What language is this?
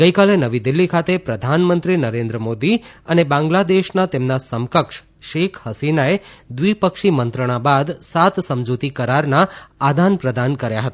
Gujarati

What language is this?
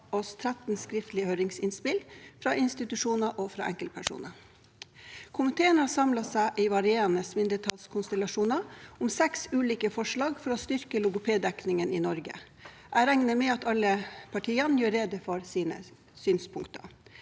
Norwegian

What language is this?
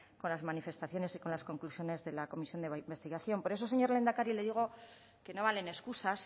Spanish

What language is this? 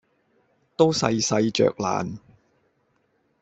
Cantonese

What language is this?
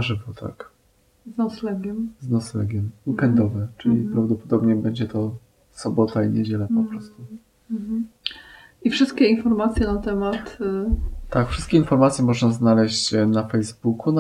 Polish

